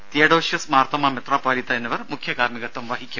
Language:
Malayalam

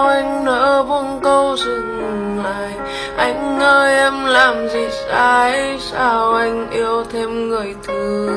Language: Vietnamese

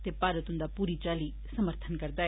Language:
Dogri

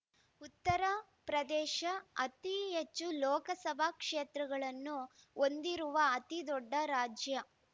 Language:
Kannada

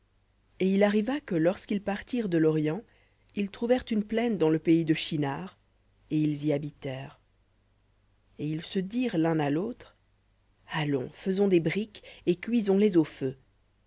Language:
French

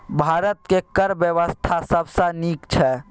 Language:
Maithili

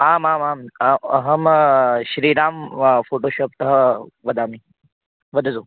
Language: Sanskrit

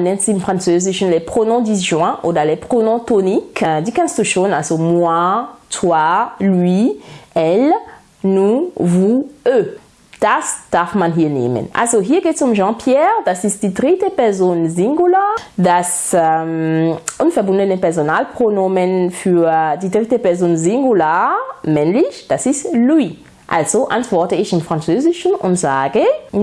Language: German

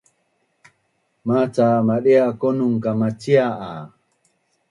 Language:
Bunun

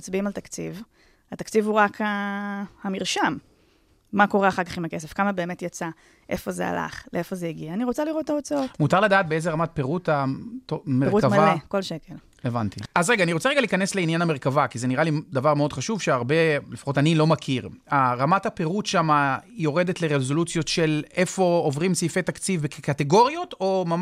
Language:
Hebrew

